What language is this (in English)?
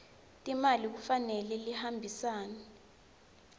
Swati